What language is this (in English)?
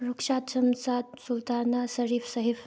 Manipuri